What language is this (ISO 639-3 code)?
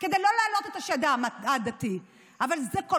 heb